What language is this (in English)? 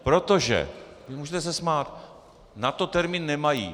Czech